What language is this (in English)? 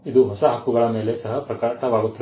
Kannada